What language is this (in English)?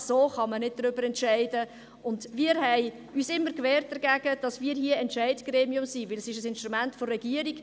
Swiss German